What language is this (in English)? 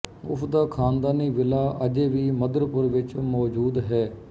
Punjabi